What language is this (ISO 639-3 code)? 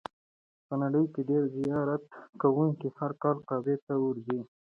pus